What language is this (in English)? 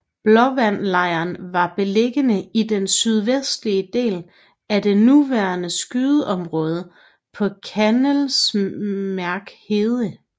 Danish